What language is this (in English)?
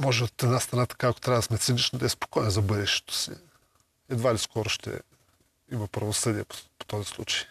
Bulgarian